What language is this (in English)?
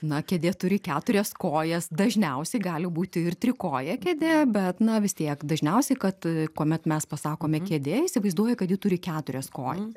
Lithuanian